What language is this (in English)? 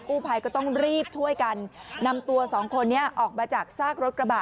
Thai